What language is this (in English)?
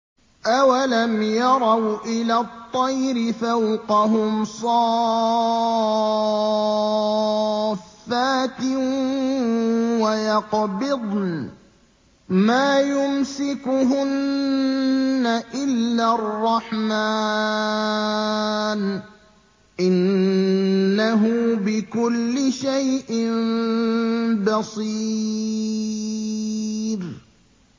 Arabic